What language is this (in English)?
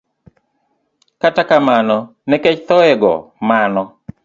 Luo (Kenya and Tanzania)